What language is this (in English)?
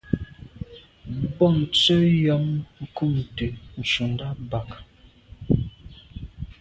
Medumba